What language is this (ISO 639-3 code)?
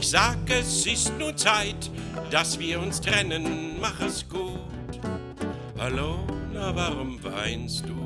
deu